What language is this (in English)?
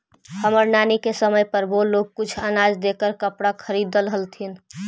Magahi